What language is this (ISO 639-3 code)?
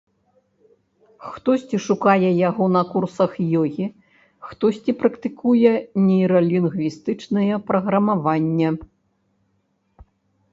bel